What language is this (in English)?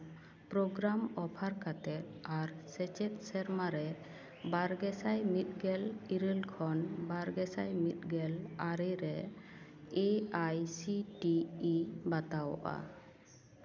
Santali